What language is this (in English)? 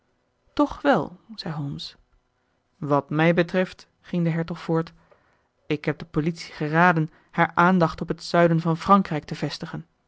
Dutch